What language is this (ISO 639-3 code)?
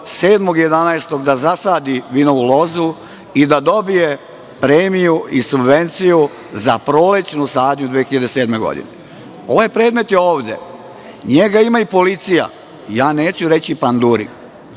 srp